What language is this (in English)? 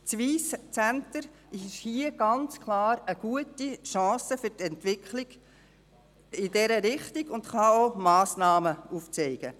Swiss German